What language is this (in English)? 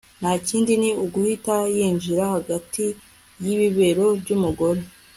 Kinyarwanda